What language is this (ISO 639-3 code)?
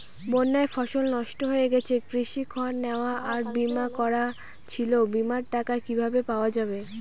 ben